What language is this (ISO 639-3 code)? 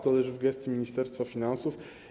pol